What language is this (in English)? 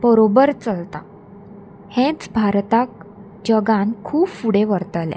Konkani